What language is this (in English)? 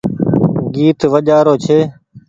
Goaria